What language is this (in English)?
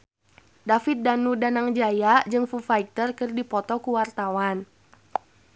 Sundanese